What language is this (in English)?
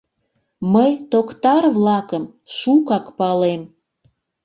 Mari